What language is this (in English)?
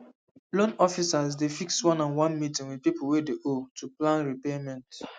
Nigerian Pidgin